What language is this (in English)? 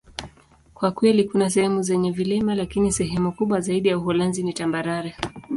Swahili